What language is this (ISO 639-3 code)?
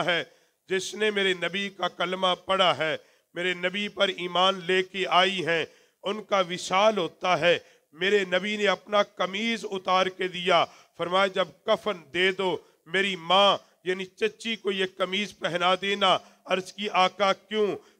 ara